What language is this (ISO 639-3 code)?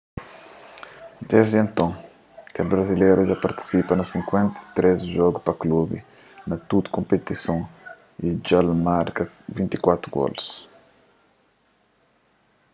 kea